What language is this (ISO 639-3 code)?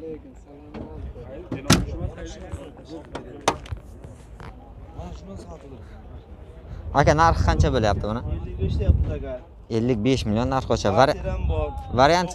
tur